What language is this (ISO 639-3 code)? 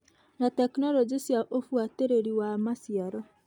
kik